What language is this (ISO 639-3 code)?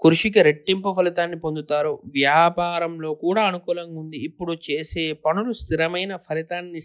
ind